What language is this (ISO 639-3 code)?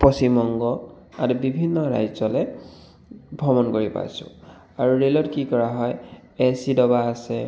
asm